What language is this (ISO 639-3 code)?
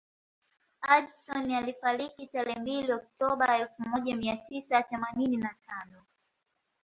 swa